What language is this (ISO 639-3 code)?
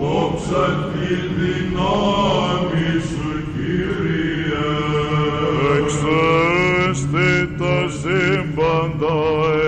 ell